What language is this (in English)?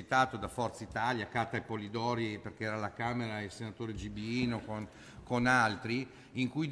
Italian